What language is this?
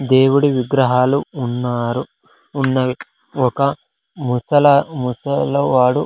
Telugu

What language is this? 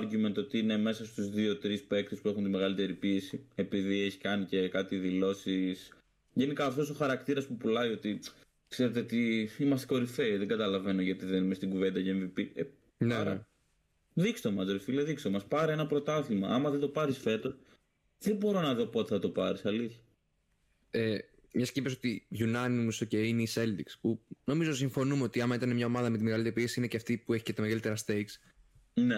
Greek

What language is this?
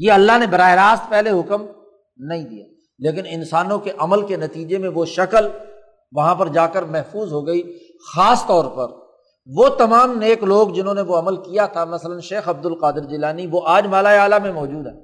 Urdu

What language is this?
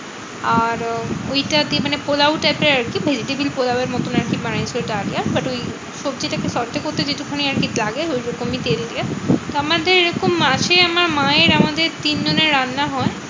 Bangla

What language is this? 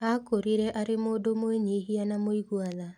Kikuyu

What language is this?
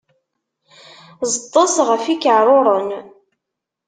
Kabyle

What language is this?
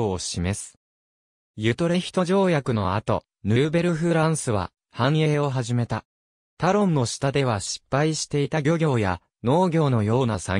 Japanese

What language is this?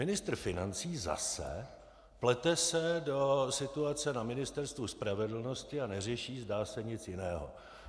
Czech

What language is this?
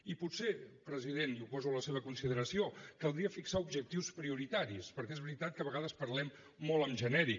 Catalan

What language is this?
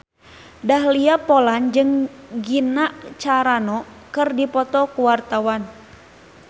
Sundanese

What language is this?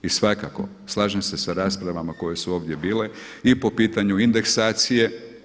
Croatian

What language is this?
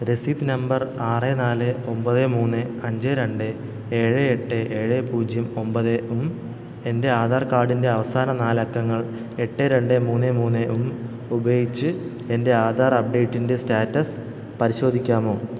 Malayalam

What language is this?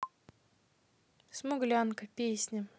Russian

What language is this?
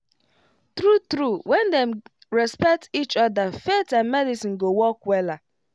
Nigerian Pidgin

